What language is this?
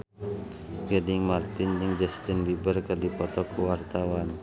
Sundanese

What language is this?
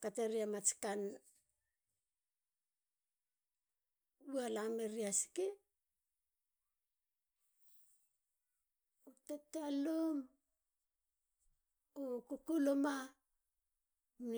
Halia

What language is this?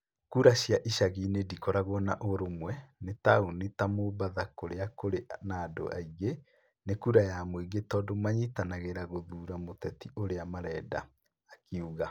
Kikuyu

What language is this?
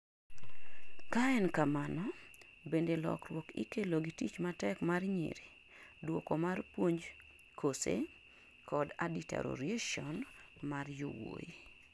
Luo (Kenya and Tanzania)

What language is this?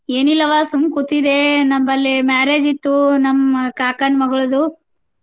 Kannada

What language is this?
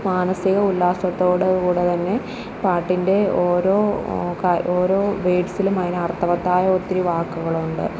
Malayalam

